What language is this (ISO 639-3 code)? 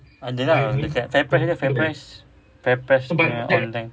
eng